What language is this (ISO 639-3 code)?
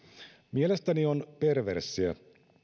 fin